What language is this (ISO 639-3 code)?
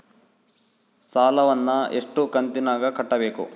kan